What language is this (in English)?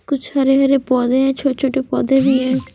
Hindi